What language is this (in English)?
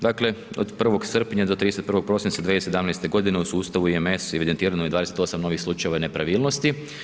Croatian